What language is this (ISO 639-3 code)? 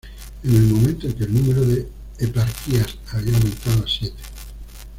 spa